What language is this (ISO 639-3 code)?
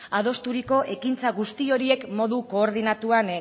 eus